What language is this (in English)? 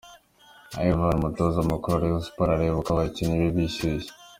Kinyarwanda